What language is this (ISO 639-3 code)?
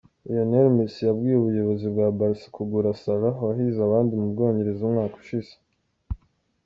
kin